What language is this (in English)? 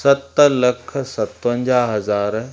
Sindhi